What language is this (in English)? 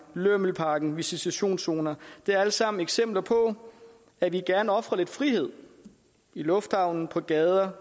Danish